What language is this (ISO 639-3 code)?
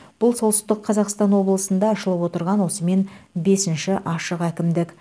kaz